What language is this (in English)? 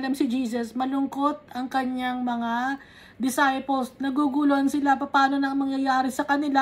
Filipino